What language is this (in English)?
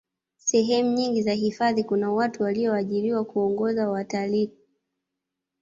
Swahili